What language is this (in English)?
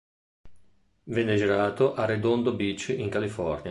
Italian